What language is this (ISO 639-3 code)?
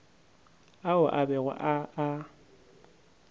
nso